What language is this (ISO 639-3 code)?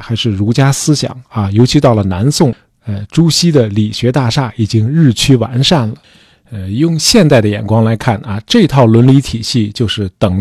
zho